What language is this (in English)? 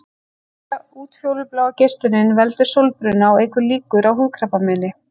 Icelandic